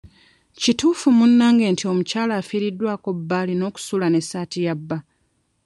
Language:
Ganda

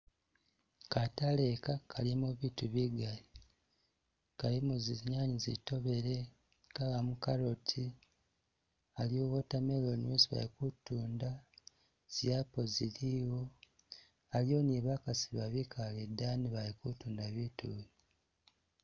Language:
Masaaba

